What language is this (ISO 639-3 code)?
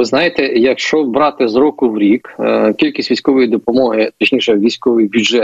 ukr